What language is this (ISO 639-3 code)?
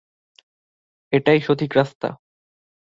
ben